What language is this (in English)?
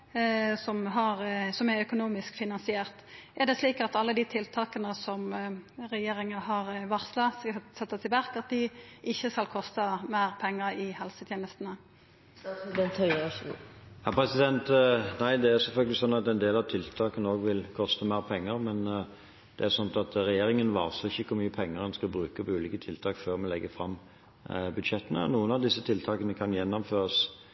Norwegian